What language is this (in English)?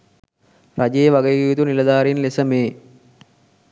Sinhala